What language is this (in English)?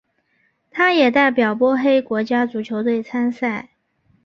Chinese